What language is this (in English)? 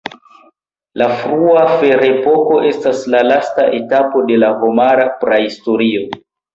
Esperanto